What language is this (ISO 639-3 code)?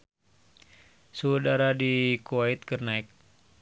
sun